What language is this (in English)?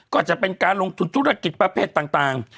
Thai